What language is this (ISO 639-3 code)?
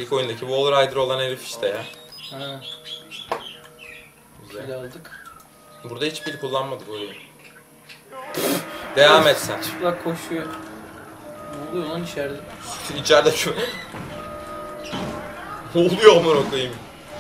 tur